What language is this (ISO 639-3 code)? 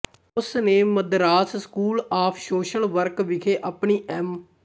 pan